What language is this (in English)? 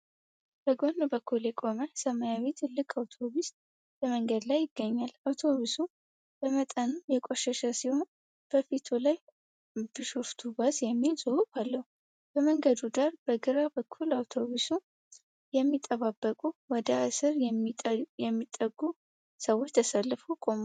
Amharic